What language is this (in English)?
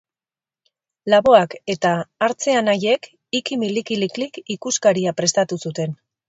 Basque